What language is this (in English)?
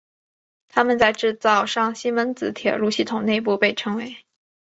Chinese